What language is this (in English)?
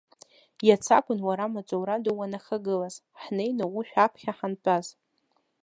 Abkhazian